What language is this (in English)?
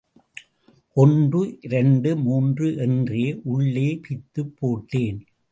Tamil